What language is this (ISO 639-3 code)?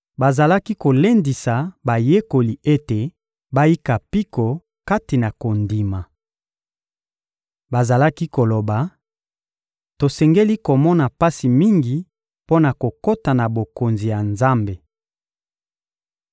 lin